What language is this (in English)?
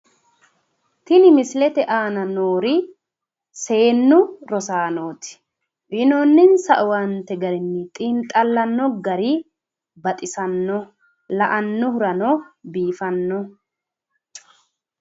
Sidamo